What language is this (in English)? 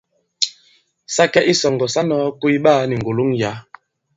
Bankon